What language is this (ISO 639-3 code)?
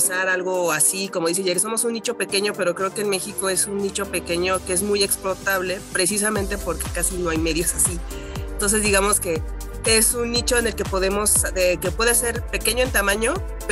spa